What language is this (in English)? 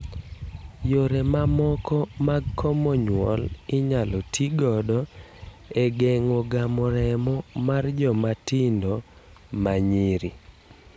Luo (Kenya and Tanzania)